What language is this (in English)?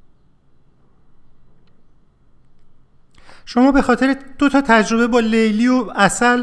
Persian